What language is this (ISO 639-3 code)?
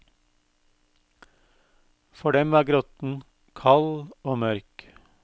nor